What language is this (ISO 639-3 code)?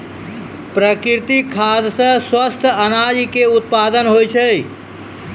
mai